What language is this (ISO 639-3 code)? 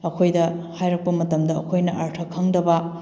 mni